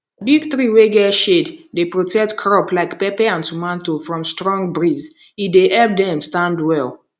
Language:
Nigerian Pidgin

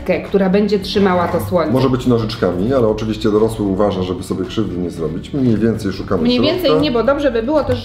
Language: Polish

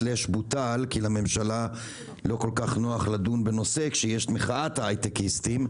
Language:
Hebrew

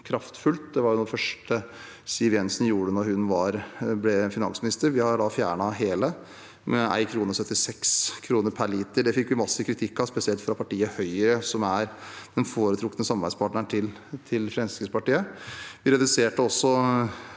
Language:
Norwegian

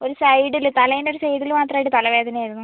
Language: Malayalam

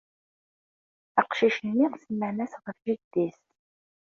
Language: Kabyle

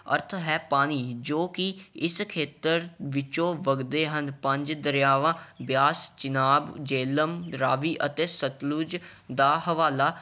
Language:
Punjabi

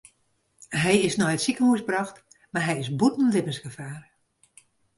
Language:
Western Frisian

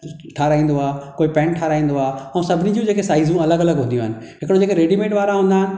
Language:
Sindhi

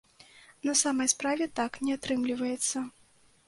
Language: Belarusian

